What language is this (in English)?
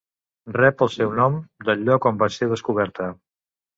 Catalan